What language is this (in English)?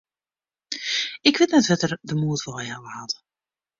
Western Frisian